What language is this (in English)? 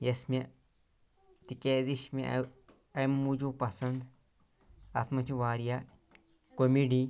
Kashmiri